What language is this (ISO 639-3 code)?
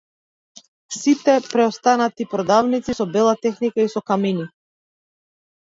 mkd